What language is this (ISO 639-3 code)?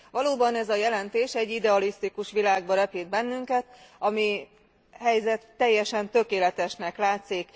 hun